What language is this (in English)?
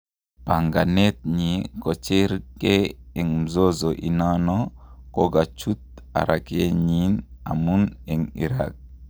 Kalenjin